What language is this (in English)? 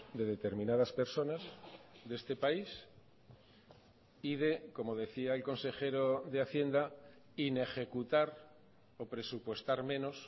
Spanish